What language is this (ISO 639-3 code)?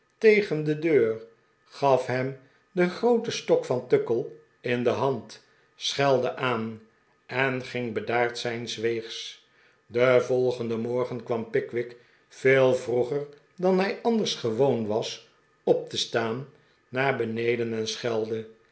nld